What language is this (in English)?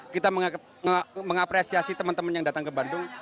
Indonesian